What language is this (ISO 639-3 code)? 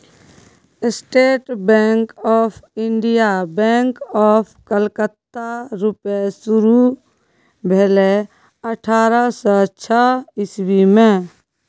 mai